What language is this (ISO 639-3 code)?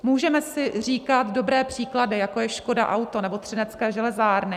ces